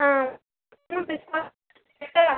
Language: Konkani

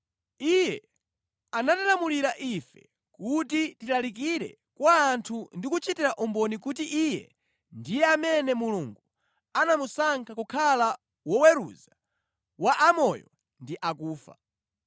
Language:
Nyanja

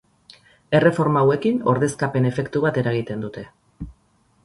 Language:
Basque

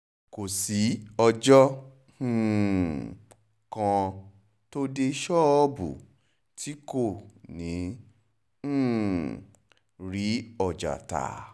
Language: Yoruba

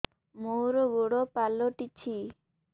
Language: Odia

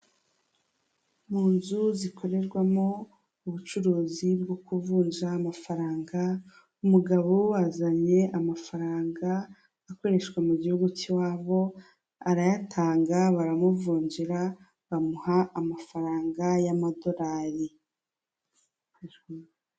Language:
Kinyarwanda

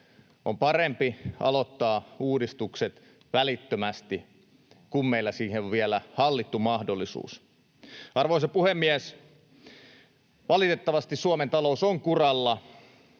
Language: Finnish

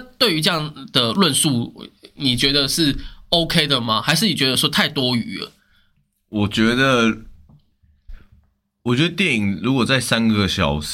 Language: Chinese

